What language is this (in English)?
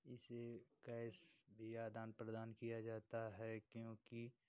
Hindi